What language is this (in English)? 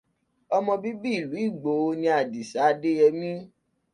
Yoruba